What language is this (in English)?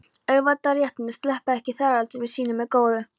Icelandic